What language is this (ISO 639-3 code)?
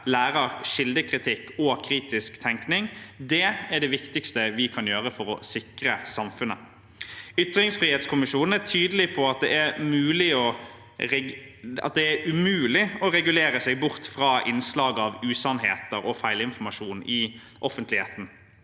nor